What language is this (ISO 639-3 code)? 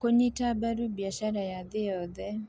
kik